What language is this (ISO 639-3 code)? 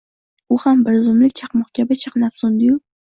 uzb